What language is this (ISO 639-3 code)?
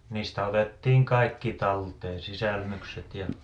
fin